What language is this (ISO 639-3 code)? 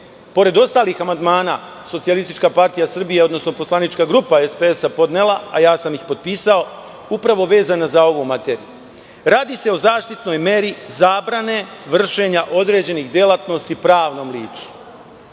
srp